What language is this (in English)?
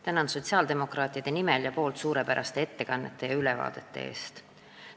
Estonian